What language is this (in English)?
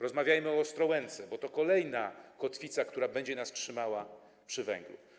Polish